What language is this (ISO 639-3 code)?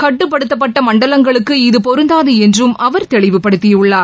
tam